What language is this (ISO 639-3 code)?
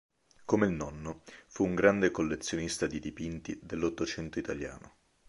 ita